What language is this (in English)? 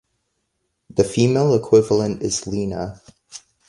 English